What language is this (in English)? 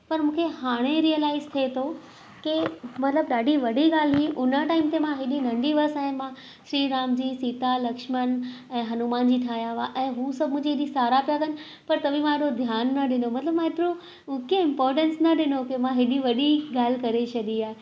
Sindhi